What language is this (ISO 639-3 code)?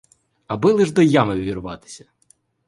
ukr